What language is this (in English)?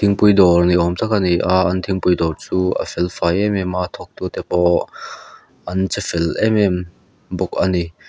Mizo